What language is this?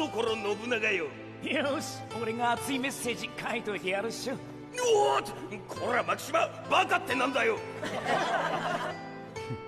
Japanese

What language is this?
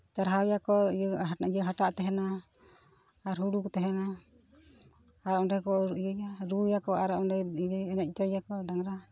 Santali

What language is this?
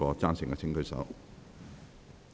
Cantonese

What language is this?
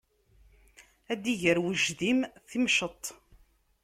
Kabyle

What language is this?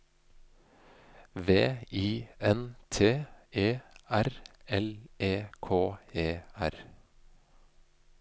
Norwegian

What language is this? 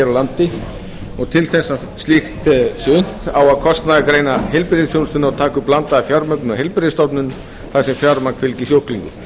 Icelandic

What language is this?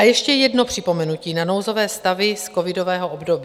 Czech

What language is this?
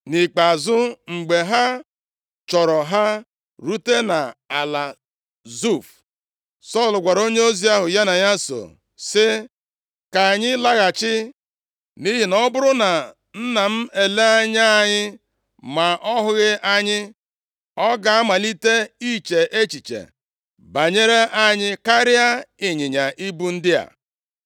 Igbo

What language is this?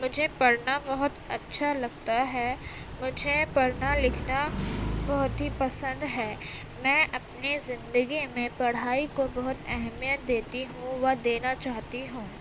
Urdu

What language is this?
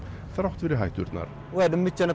Icelandic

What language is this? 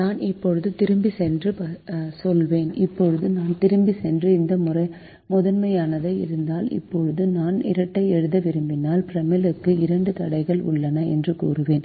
Tamil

